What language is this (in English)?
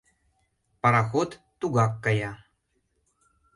Mari